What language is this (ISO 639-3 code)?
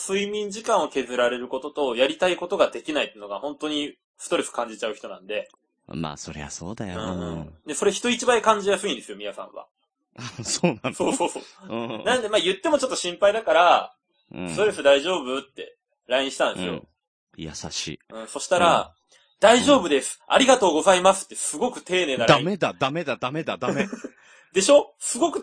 jpn